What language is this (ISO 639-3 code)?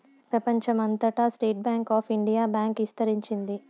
tel